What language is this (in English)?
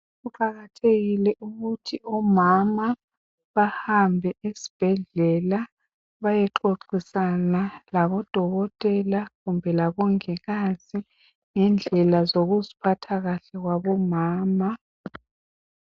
North Ndebele